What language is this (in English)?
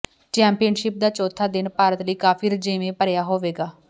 Punjabi